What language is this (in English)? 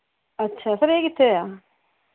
Punjabi